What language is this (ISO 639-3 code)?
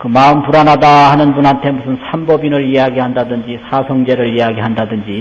kor